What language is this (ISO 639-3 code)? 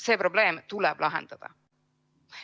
est